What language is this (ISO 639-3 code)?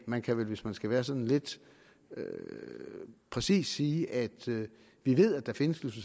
dan